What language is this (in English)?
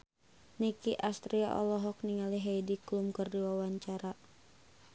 Sundanese